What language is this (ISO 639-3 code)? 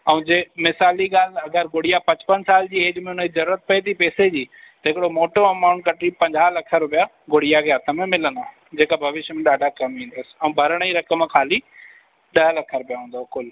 snd